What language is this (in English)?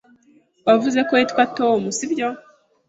Kinyarwanda